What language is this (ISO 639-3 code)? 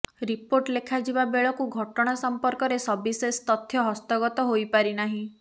ori